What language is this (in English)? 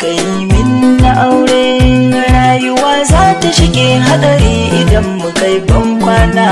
Korean